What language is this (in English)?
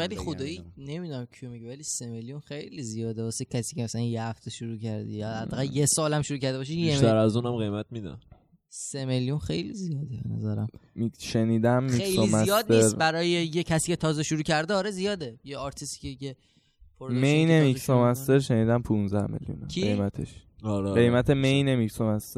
Persian